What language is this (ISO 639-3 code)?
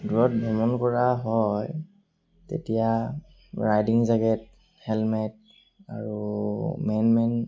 asm